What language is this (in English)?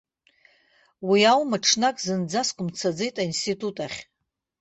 Abkhazian